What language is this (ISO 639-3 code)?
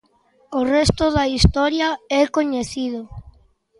glg